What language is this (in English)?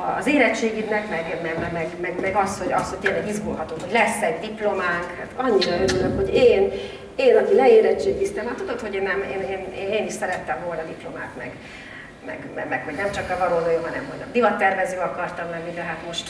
Hungarian